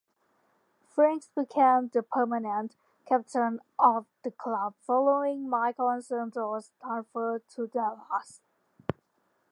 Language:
English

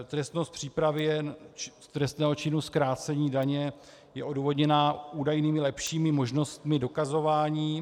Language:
Czech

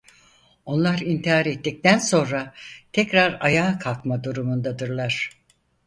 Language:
Turkish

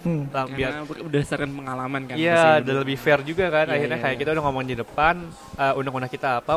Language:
Indonesian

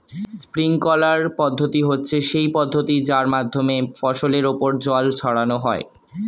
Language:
Bangla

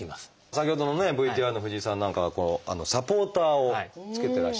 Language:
Japanese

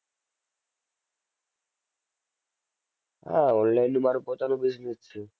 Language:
Gujarati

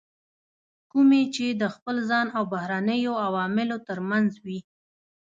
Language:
Pashto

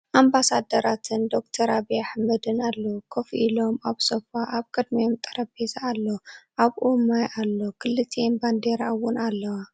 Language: Tigrinya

